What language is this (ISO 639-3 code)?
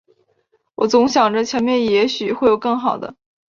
zho